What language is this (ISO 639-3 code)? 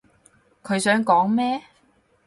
yue